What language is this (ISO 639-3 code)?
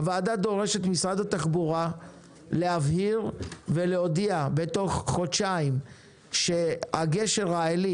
heb